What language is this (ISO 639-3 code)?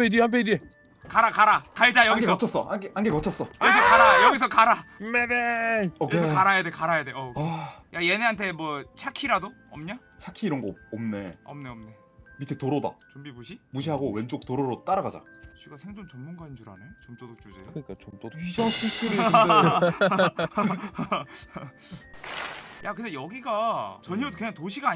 kor